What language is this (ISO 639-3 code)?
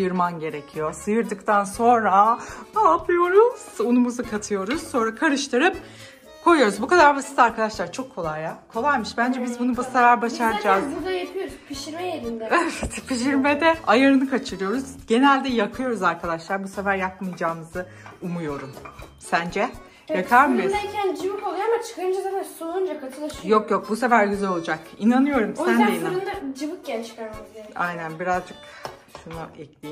tur